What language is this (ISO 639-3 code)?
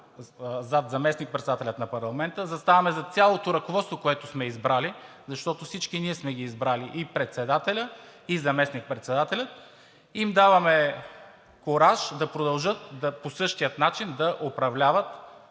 bul